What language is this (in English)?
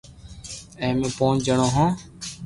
Loarki